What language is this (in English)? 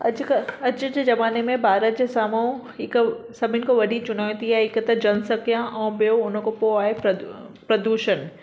Sindhi